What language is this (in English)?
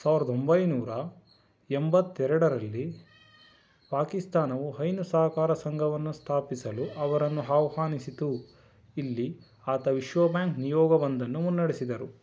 Kannada